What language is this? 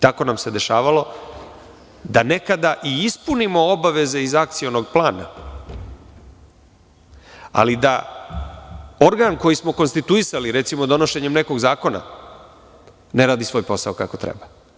Serbian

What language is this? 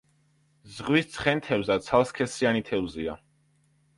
Georgian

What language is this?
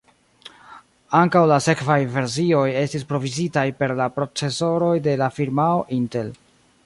Esperanto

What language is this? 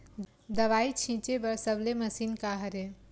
Chhattisgarhi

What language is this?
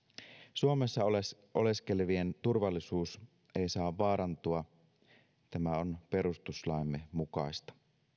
Finnish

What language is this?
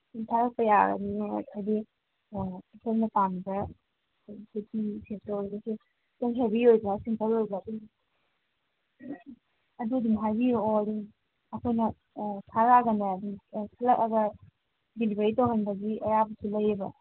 Manipuri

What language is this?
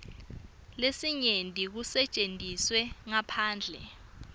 Swati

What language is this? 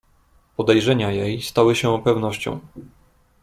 Polish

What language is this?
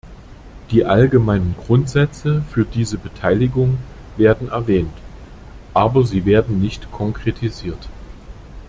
German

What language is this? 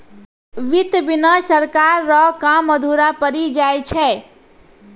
Maithili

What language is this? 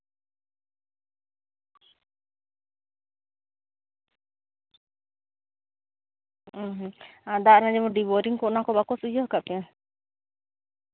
Santali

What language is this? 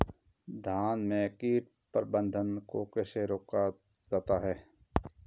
Hindi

